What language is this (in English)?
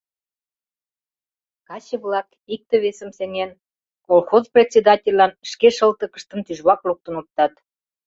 Mari